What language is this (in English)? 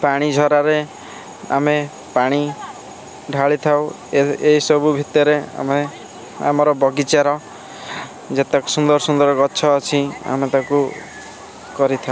Odia